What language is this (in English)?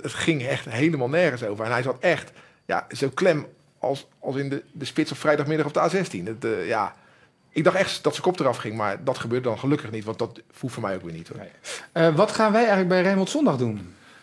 Dutch